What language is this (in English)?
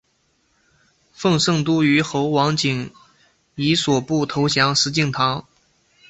Chinese